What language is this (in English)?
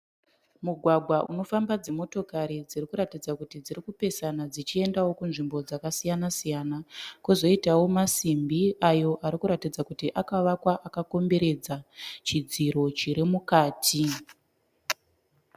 Shona